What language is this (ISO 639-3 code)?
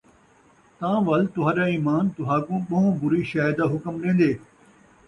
skr